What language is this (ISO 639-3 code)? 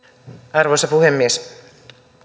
fin